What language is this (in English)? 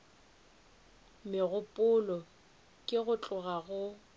Northern Sotho